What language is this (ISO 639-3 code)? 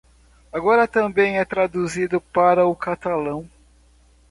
por